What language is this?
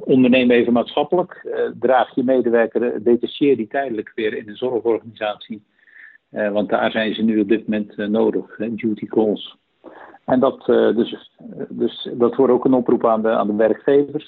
Dutch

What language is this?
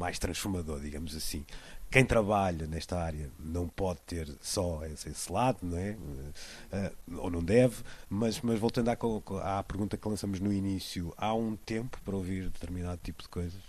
Portuguese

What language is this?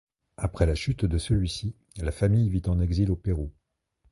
French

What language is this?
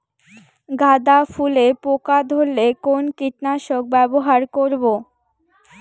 Bangla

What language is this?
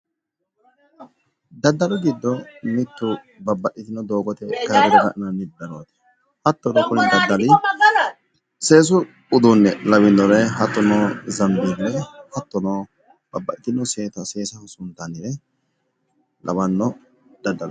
Sidamo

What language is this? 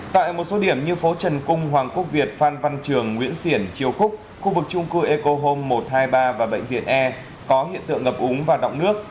Vietnamese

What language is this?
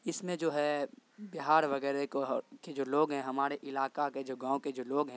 Urdu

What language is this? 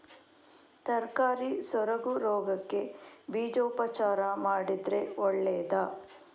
Kannada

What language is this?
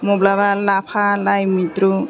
Bodo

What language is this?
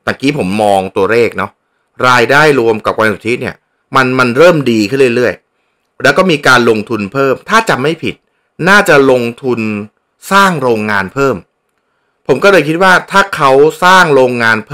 Thai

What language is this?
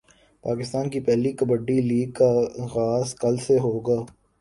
Urdu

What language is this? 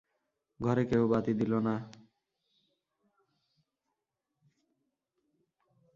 Bangla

